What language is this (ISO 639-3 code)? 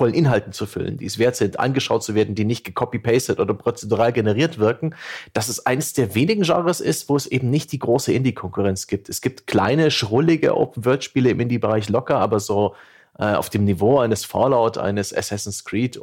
deu